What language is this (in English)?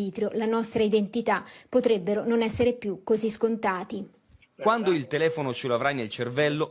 Italian